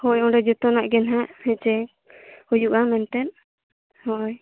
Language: Santali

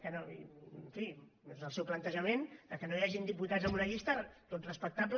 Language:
Catalan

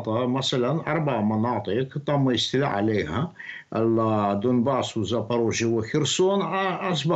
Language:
Arabic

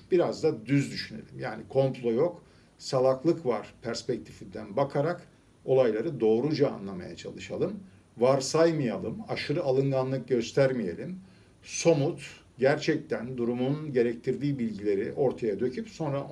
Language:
Turkish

